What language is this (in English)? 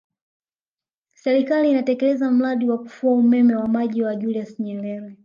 Swahili